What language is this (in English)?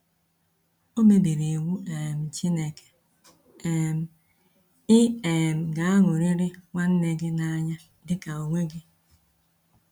Igbo